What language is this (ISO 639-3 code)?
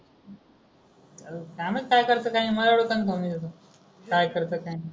mar